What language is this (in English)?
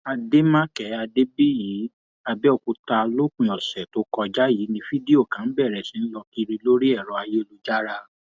Yoruba